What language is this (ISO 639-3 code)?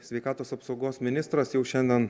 lit